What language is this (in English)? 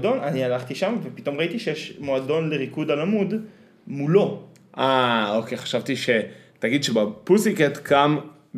Hebrew